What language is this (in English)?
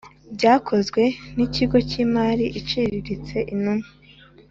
Kinyarwanda